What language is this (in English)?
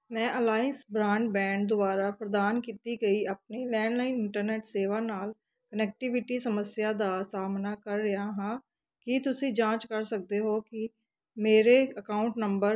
Punjabi